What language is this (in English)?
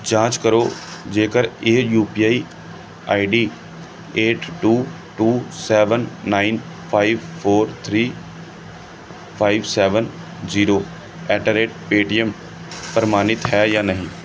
Punjabi